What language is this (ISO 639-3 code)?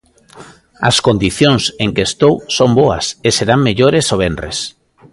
glg